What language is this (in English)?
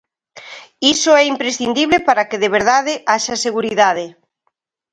Galician